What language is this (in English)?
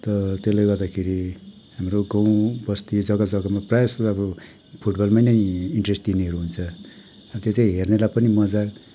Nepali